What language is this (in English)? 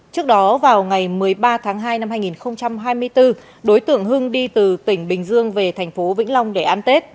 Vietnamese